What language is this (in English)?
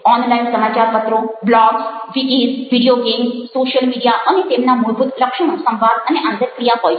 Gujarati